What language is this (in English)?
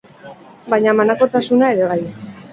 Basque